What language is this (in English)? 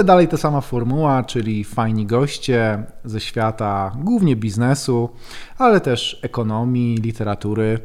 Polish